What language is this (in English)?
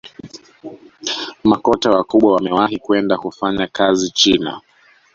Swahili